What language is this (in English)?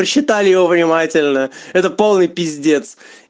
Russian